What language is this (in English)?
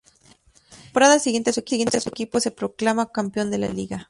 Spanish